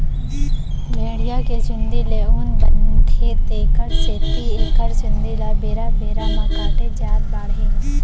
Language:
Chhattisgarhi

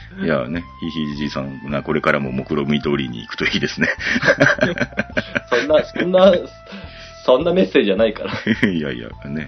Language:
Japanese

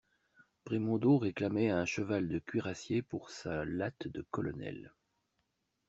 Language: French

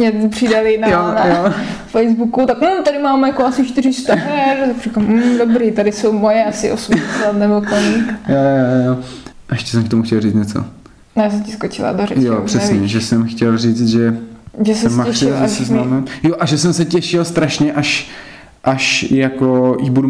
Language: Czech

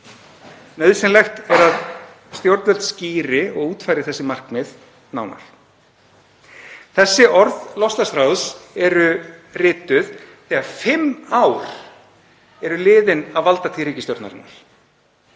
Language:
Icelandic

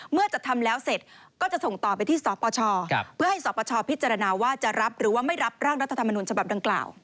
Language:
Thai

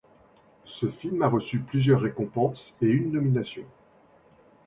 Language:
French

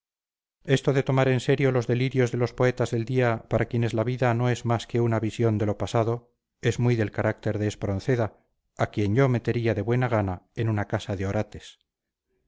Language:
Spanish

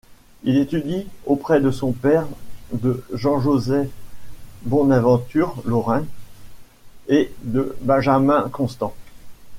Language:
French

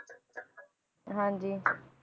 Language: Punjabi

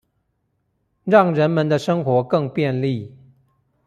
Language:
Chinese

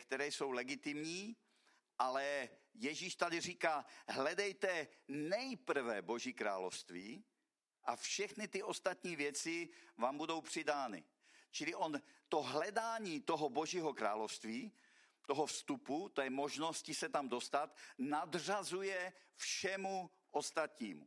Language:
Czech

